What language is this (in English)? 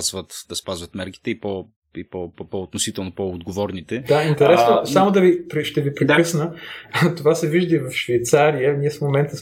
Bulgarian